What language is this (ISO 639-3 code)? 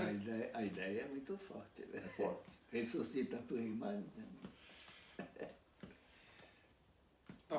por